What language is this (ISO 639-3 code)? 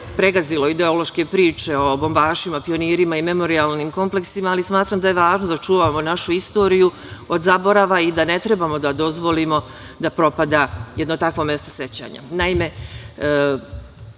srp